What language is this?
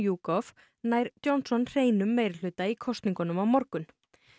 Icelandic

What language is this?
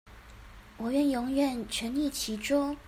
Chinese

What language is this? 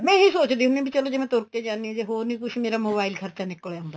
Punjabi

